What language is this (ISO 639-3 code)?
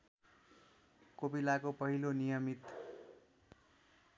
nep